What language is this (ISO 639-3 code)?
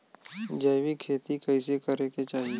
bho